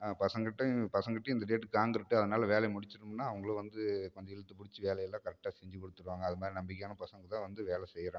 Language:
Tamil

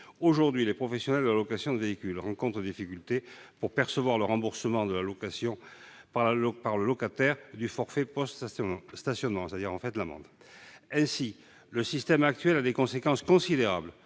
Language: French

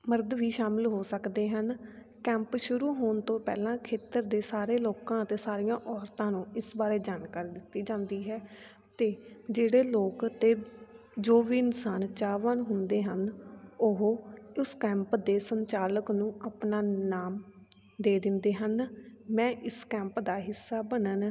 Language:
Punjabi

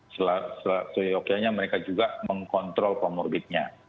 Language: Indonesian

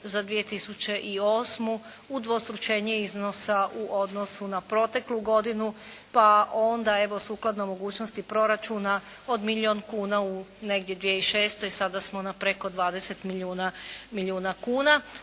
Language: Croatian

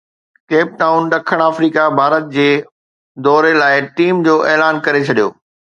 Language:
Sindhi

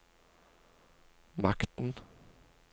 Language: Norwegian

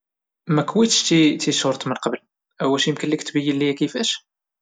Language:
Moroccan Arabic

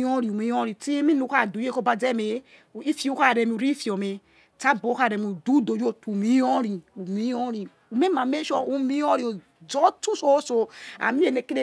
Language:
Yekhee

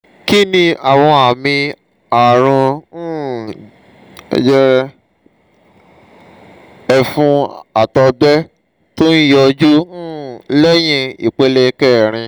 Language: Yoruba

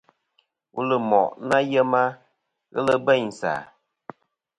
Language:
Kom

